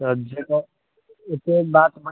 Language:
Maithili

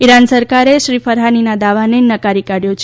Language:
Gujarati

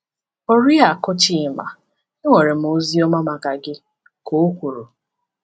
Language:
Igbo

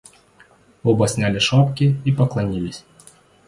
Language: Russian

